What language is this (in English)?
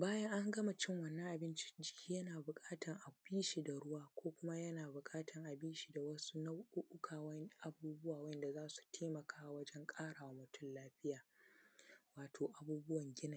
Hausa